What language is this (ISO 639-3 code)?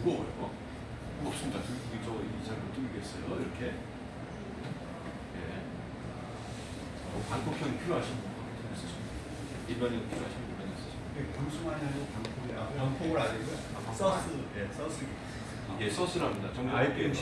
kor